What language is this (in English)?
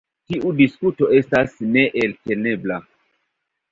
Esperanto